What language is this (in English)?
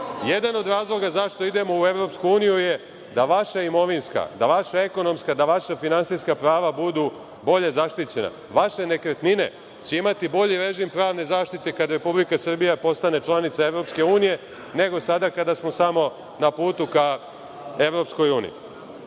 Serbian